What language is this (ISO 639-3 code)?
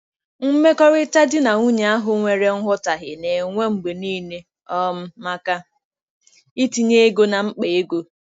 ibo